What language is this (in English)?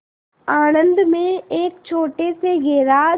Hindi